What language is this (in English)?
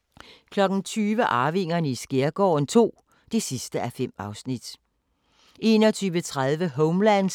Danish